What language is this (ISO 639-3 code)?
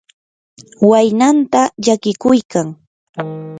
qur